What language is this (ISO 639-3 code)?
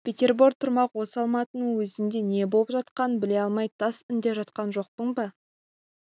kaz